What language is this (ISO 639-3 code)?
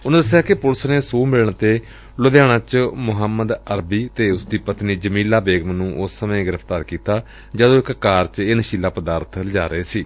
pan